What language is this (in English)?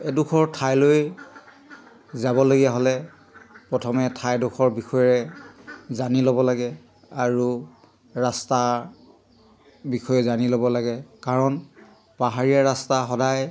Assamese